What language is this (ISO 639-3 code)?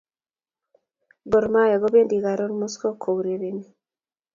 kln